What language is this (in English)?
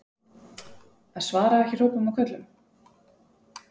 Icelandic